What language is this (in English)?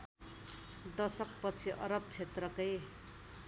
Nepali